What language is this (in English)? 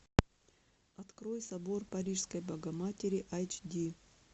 Russian